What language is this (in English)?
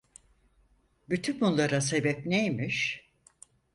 Turkish